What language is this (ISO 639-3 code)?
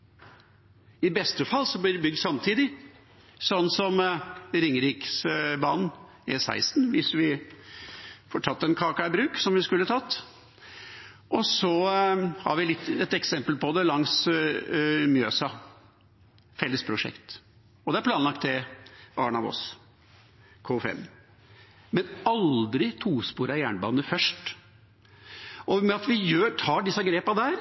nob